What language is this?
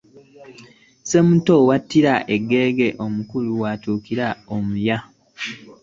Ganda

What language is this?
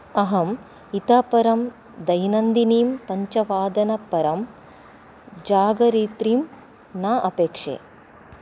Sanskrit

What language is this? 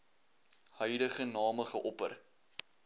Afrikaans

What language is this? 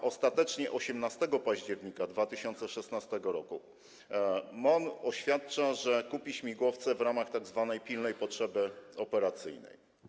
Polish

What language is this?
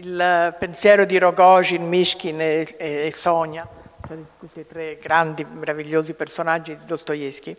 Italian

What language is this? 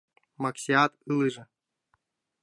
Mari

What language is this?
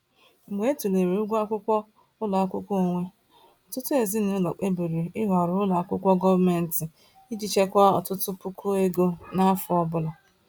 Igbo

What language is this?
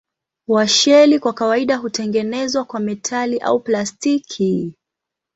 Swahili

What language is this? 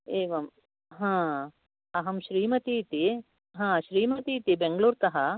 Sanskrit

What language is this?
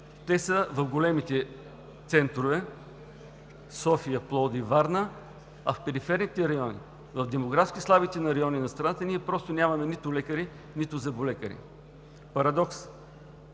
Bulgarian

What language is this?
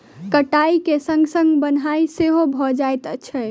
Maithili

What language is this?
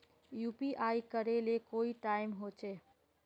Magahi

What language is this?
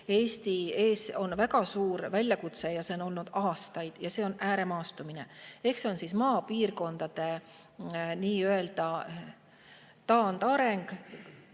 Estonian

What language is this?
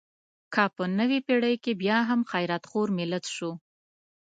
Pashto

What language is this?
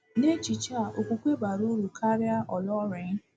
Igbo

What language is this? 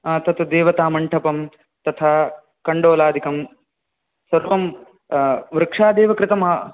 Sanskrit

